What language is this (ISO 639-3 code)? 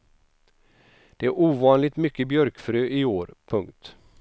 swe